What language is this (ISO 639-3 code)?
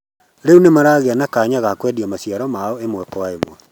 kik